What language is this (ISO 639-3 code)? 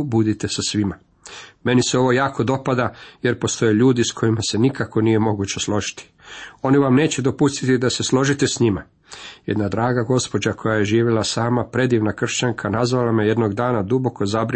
hrv